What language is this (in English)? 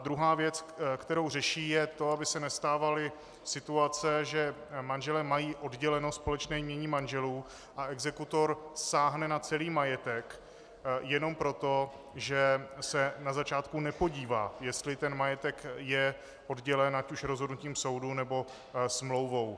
Czech